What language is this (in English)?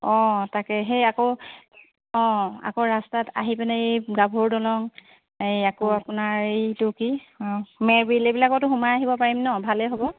Assamese